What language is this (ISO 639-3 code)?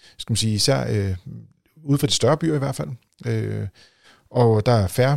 dan